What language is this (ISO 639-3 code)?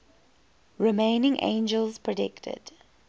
eng